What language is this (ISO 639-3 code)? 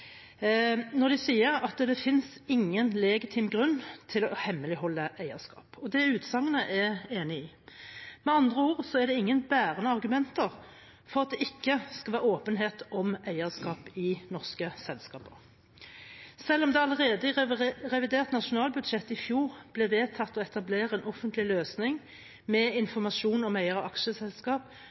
nob